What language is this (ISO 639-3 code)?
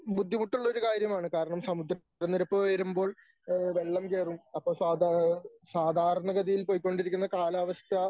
mal